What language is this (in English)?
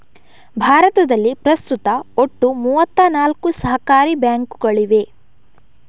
Kannada